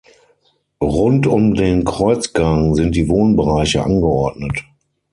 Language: German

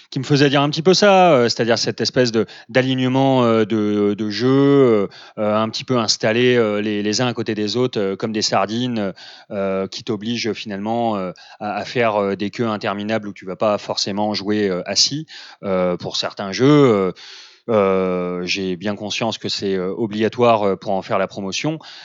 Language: French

